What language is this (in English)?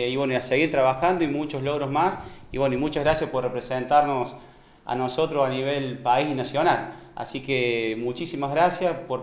Spanish